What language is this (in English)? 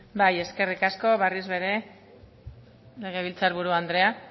Basque